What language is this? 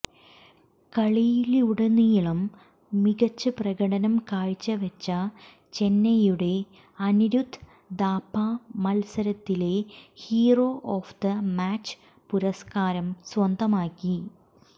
Malayalam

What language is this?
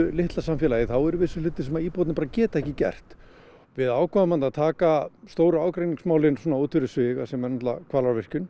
Icelandic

